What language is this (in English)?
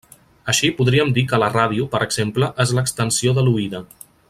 Catalan